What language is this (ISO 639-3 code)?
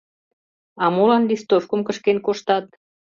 chm